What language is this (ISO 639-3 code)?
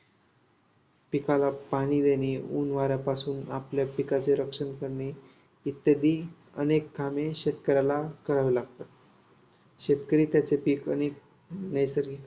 mar